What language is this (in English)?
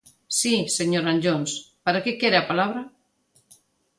Galician